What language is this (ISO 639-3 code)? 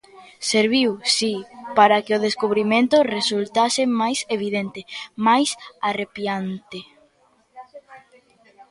glg